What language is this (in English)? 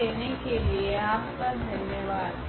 Hindi